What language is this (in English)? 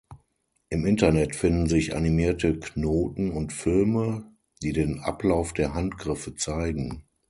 German